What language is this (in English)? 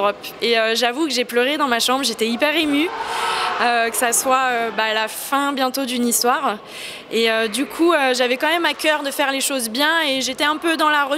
French